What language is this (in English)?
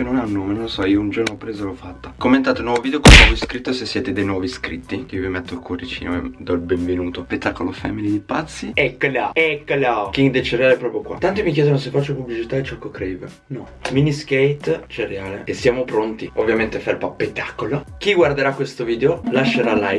Italian